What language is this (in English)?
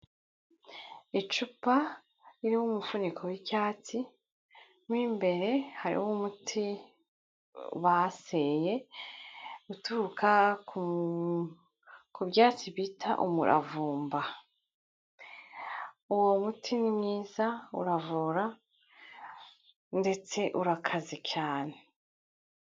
Kinyarwanda